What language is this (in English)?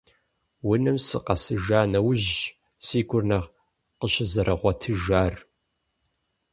Kabardian